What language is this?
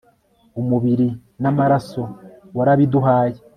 Kinyarwanda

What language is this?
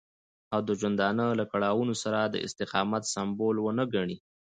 Pashto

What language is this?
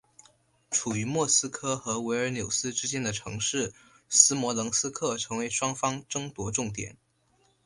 Chinese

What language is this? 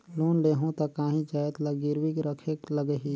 Chhattisgarhi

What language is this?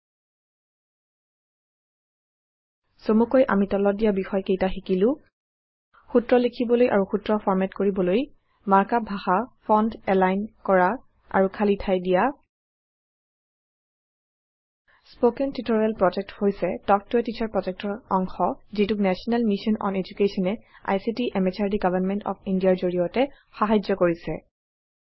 Assamese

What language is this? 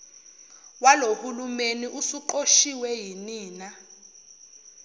Zulu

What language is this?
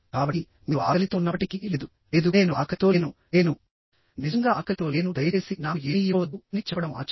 Telugu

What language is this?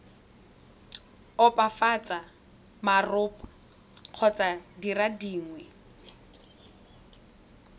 Tswana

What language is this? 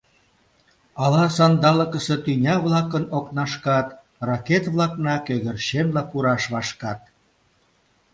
Mari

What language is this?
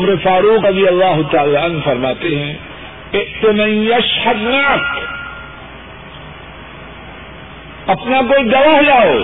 Urdu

